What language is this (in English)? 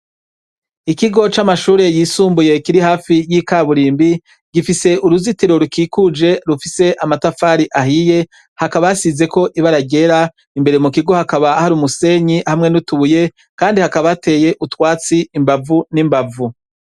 Rundi